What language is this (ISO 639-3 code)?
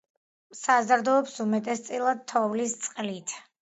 kat